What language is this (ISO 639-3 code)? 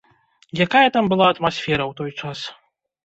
bel